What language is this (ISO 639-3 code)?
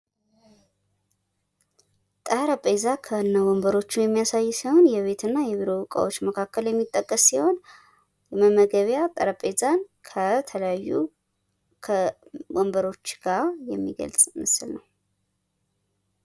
amh